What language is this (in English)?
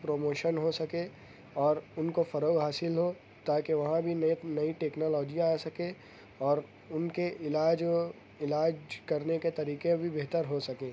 Urdu